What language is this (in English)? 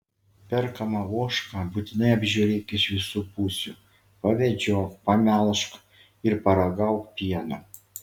Lithuanian